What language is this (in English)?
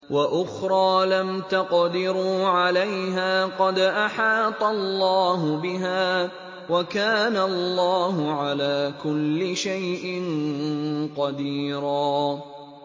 Arabic